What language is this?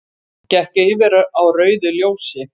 Icelandic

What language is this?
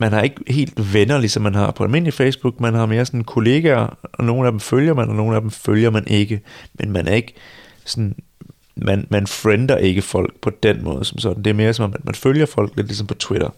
Danish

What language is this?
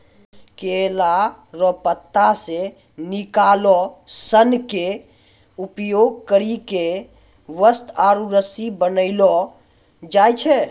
Maithili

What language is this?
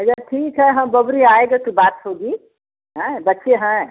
Hindi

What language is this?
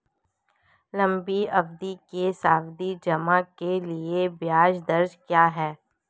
Hindi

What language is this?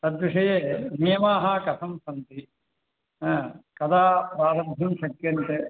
Sanskrit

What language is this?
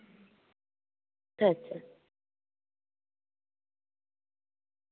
Santali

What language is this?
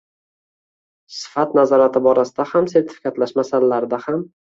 Uzbek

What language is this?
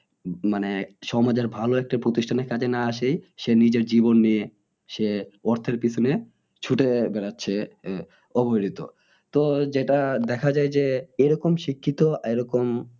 Bangla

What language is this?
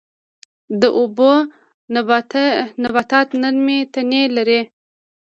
Pashto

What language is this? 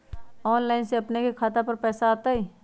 Magahi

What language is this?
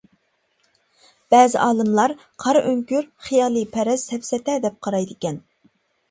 Uyghur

